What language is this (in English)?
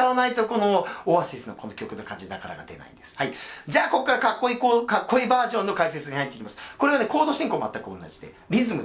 Japanese